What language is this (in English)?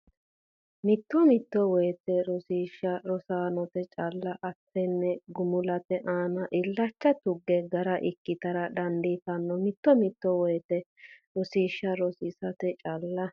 Sidamo